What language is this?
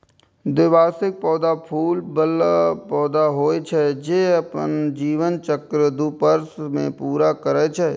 Maithili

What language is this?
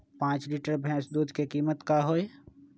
Magahi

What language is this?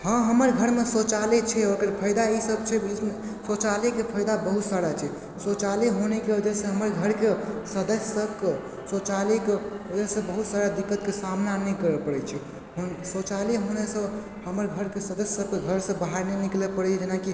Maithili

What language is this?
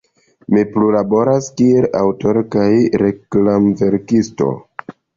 Esperanto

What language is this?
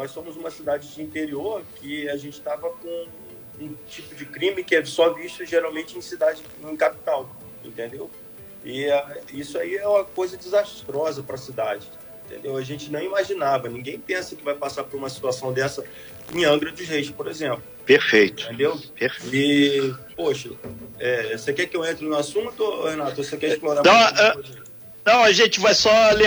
Portuguese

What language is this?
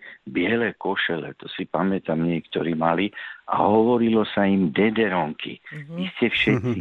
Slovak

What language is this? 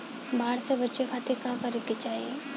Bhojpuri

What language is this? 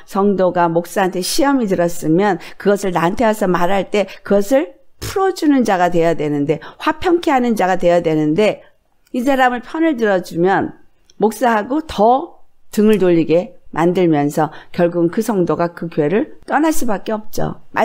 Korean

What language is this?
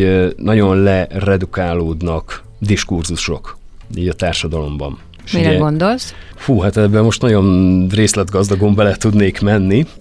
Hungarian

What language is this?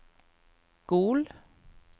Norwegian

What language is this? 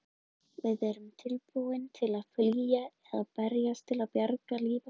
Icelandic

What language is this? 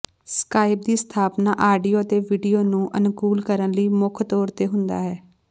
Punjabi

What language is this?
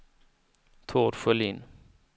Swedish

